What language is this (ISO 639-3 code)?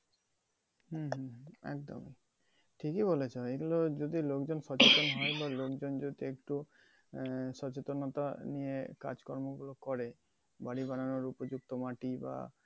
ben